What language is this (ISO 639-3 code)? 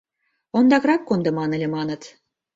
chm